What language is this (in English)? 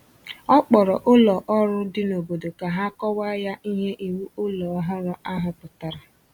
Igbo